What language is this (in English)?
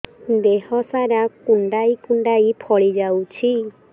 Odia